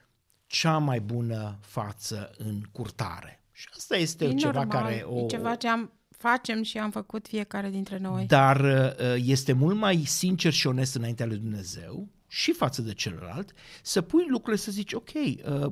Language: Romanian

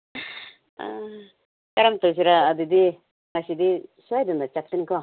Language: Manipuri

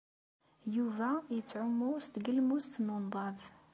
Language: Kabyle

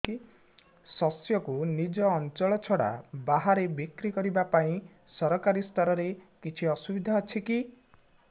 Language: Odia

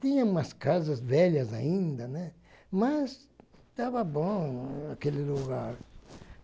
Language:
Portuguese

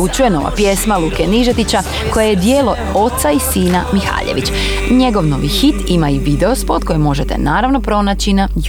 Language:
Croatian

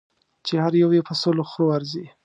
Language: Pashto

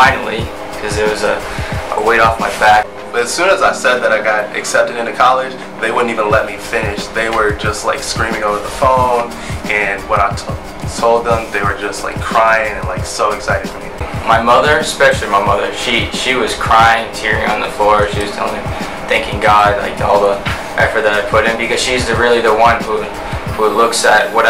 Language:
English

